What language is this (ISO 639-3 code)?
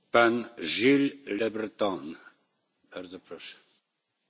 fra